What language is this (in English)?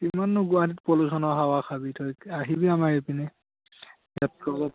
Assamese